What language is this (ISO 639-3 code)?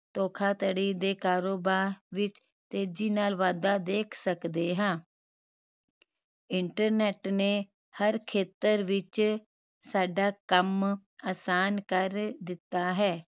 pan